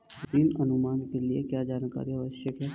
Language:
Hindi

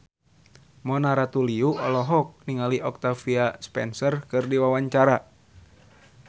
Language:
Sundanese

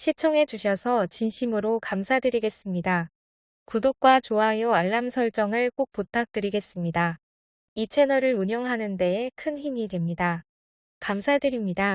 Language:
Korean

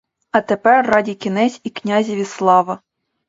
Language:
Ukrainian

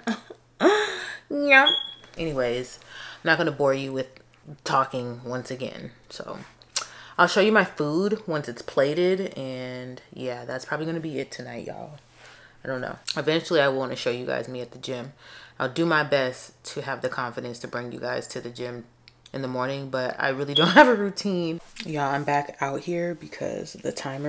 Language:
English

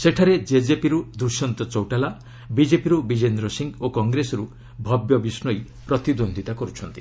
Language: Odia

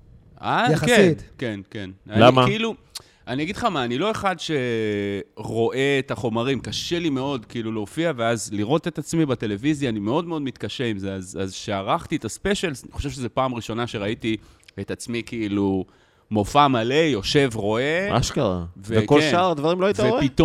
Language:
Hebrew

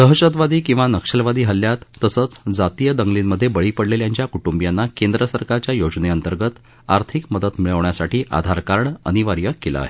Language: Marathi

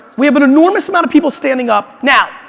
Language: English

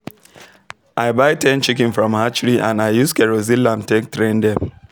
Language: Nigerian Pidgin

